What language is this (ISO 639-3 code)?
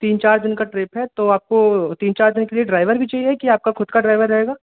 hin